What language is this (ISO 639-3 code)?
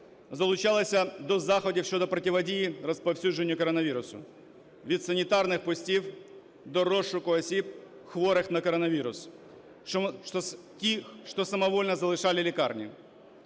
ukr